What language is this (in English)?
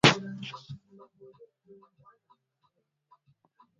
Swahili